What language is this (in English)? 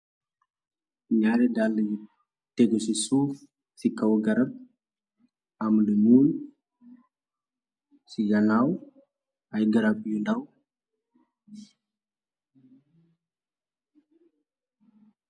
Wolof